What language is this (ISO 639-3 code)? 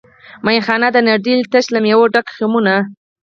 pus